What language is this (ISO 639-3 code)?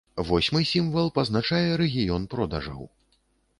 bel